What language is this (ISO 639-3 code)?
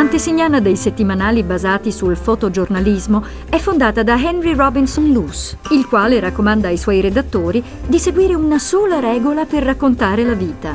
ita